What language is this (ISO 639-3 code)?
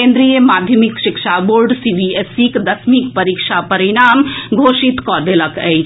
mai